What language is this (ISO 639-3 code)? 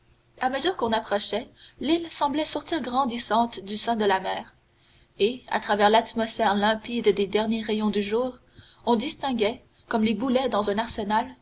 fra